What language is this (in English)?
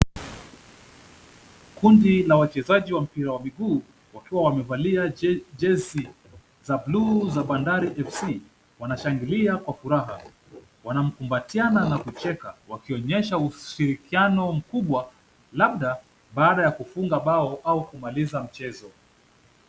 Swahili